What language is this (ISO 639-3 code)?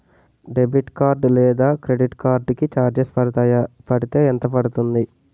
tel